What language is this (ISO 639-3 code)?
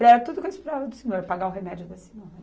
por